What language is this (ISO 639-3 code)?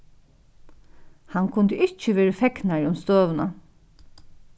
fao